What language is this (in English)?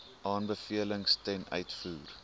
Afrikaans